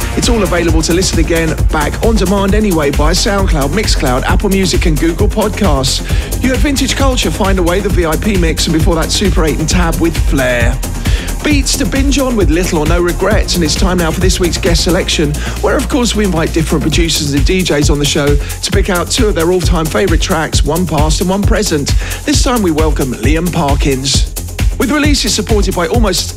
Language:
English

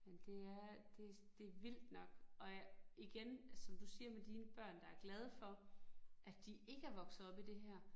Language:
Danish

